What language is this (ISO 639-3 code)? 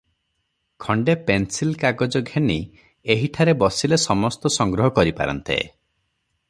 ori